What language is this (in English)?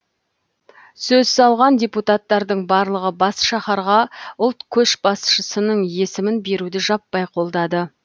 Kazakh